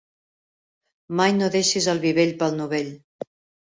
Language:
Catalan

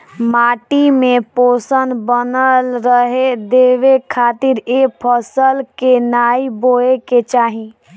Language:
Bhojpuri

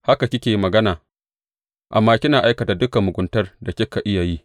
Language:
Hausa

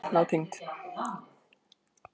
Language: Icelandic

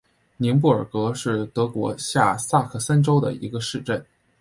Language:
Chinese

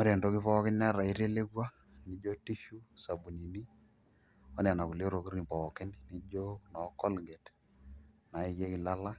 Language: Masai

